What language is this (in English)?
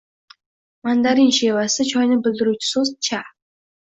Uzbek